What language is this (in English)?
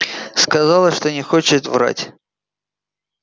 Russian